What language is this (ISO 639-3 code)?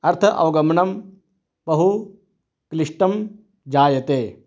san